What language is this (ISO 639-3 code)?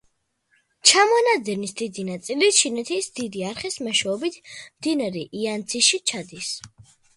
kat